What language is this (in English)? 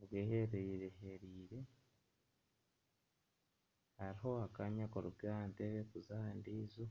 Nyankole